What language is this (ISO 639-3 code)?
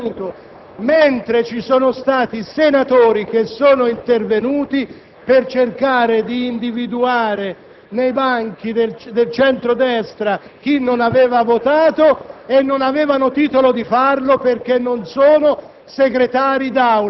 ita